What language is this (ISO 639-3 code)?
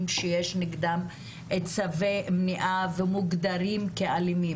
heb